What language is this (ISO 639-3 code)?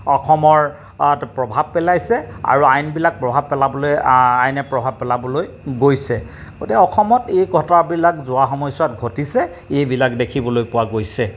asm